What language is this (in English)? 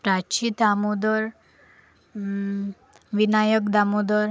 Marathi